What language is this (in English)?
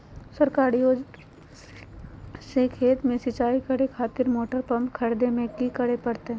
Magahi